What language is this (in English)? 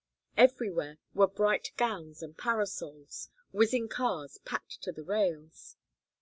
English